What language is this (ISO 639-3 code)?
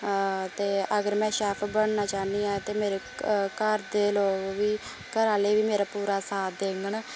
doi